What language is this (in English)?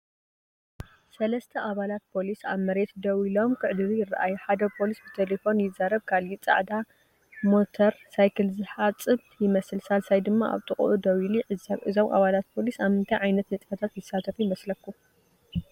Tigrinya